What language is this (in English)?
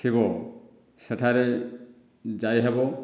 Odia